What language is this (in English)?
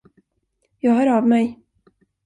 Swedish